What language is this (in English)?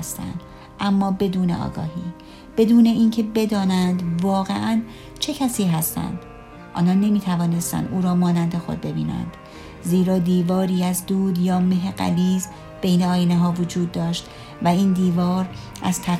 Persian